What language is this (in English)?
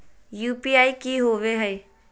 Magahi